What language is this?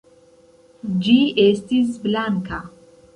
Esperanto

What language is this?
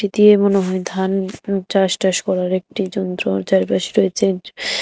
Bangla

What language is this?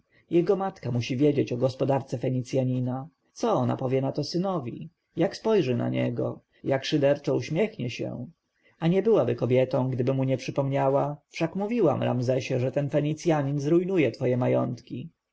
Polish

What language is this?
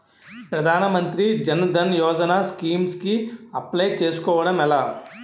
Telugu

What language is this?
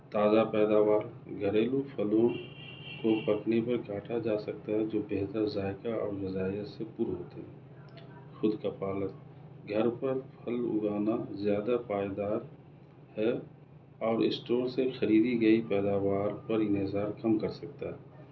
Urdu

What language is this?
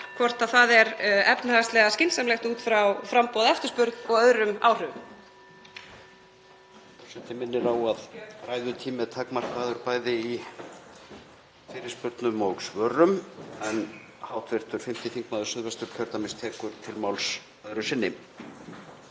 Icelandic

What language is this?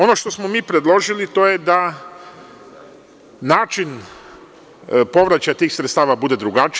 Serbian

